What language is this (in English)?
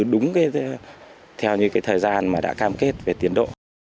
Vietnamese